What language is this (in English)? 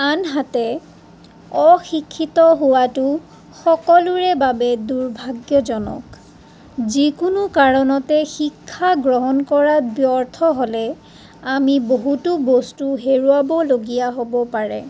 Assamese